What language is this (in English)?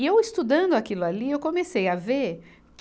Portuguese